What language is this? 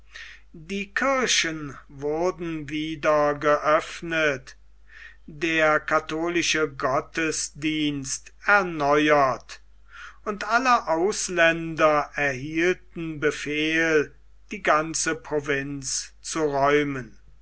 German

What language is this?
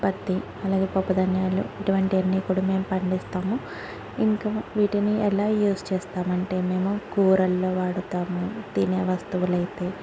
Telugu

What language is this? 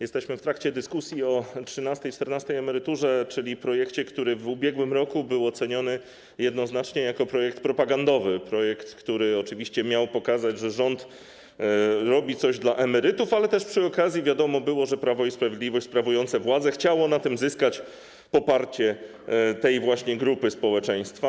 Polish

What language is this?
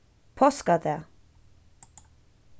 Faroese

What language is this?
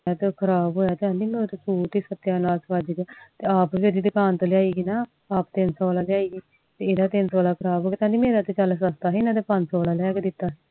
Punjabi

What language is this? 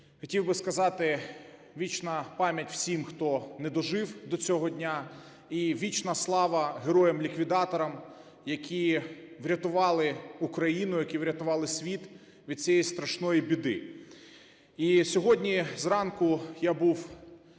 Ukrainian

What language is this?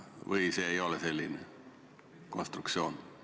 Estonian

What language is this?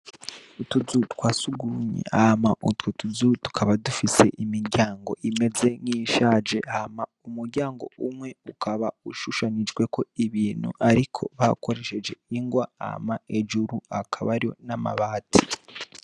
Rundi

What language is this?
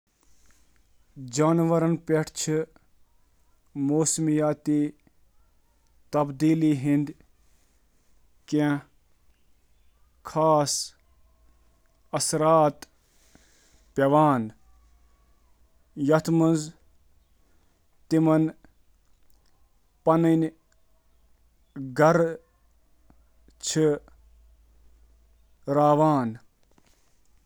Kashmiri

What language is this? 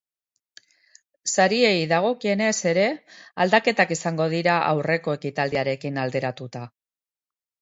Basque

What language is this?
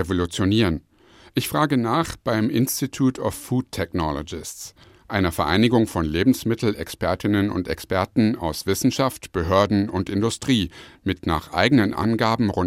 German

